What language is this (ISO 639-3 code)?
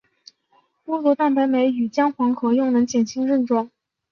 zho